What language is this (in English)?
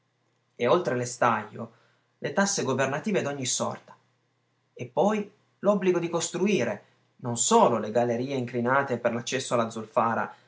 Italian